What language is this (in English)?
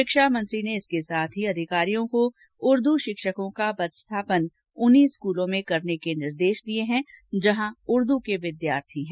Hindi